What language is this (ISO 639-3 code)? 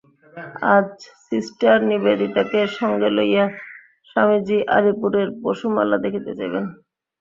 ben